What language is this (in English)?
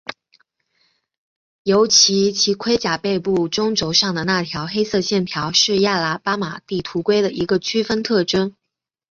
Chinese